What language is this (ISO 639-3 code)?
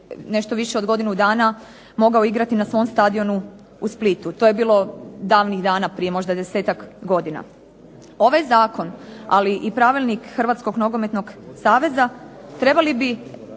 hrv